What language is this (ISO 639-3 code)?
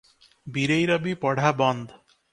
ori